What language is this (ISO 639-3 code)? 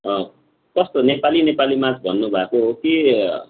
nep